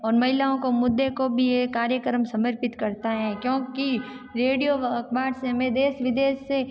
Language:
Hindi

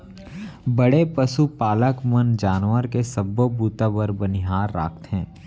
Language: Chhattisgarhi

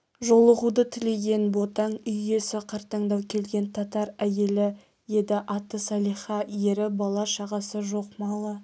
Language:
Kazakh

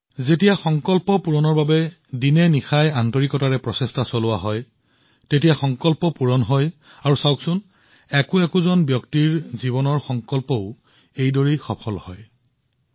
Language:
Assamese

